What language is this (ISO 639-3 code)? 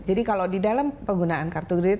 ind